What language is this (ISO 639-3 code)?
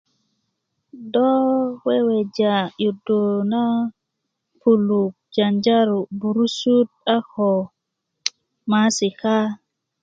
ukv